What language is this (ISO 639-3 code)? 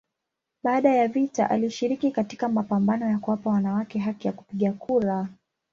swa